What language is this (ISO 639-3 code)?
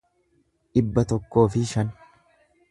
orm